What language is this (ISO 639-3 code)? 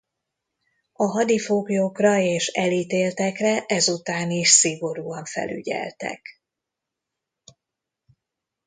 hun